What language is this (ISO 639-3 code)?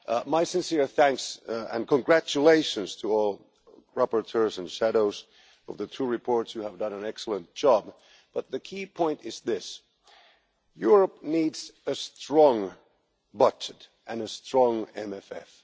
eng